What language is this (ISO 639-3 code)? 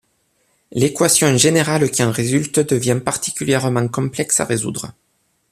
fra